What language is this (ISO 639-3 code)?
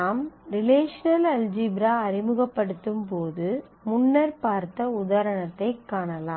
tam